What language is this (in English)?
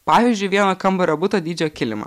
Lithuanian